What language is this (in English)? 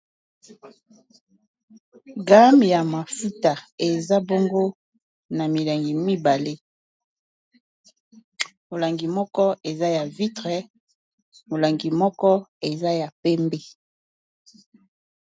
Lingala